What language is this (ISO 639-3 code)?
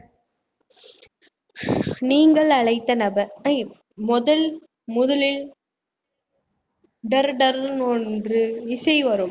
tam